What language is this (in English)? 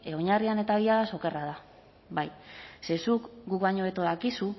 Basque